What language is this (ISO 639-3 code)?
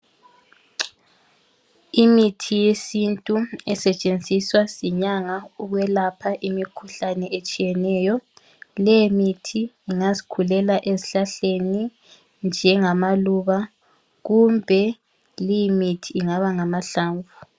nde